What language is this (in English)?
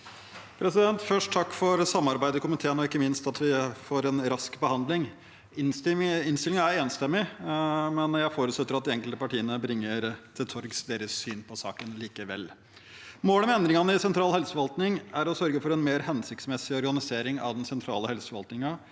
Norwegian